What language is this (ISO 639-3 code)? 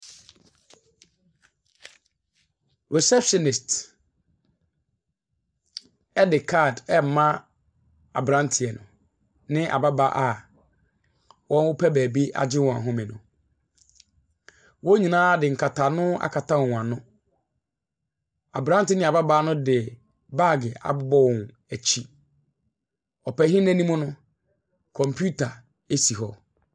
aka